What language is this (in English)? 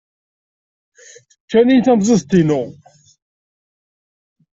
Kabyle